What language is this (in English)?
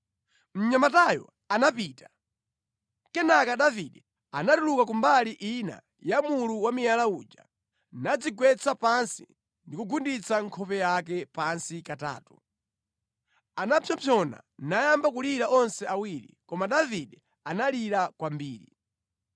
Nyanja